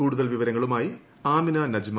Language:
Malayalam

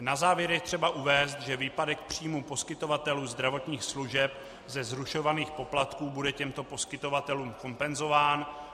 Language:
Czech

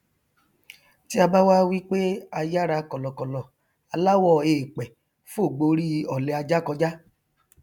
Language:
Yoruba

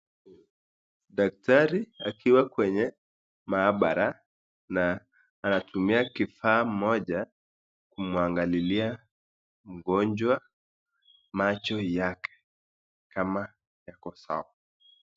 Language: Swahili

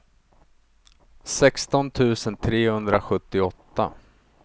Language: Swedish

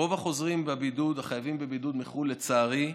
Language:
Hebrew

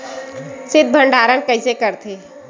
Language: Chhattisgarhi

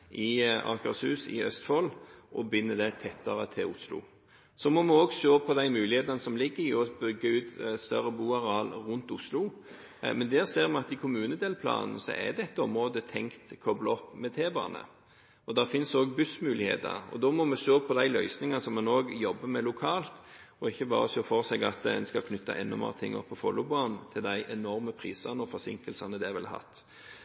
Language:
Norwegian Bokmål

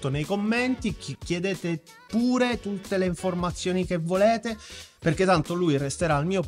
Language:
Italian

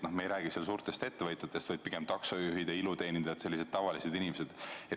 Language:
Estonian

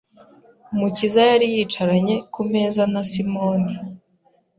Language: Kinyarwanda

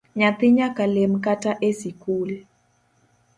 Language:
Luo (Kenya and Tanzania)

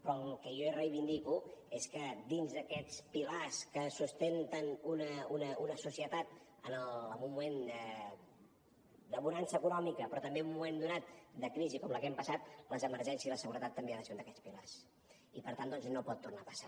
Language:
Catalan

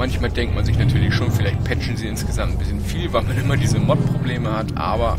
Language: German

